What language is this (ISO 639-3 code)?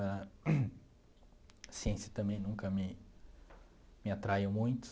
por